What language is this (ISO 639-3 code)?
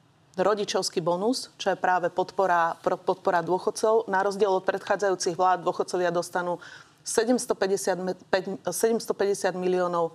slk